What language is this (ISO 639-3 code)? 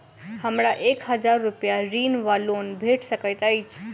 mai